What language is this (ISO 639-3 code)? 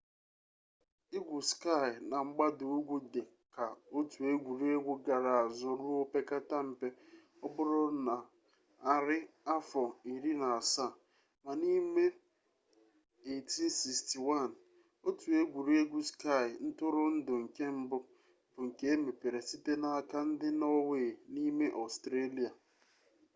ibo